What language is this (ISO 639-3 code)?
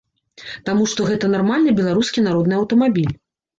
bel